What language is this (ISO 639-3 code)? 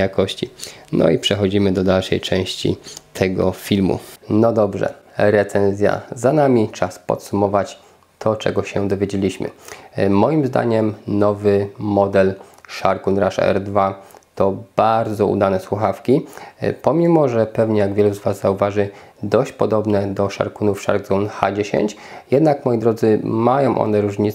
pol